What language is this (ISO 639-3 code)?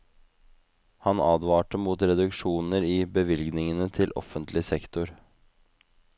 nor